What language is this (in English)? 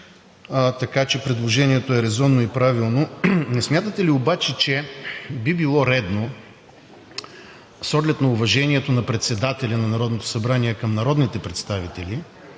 Bulgarian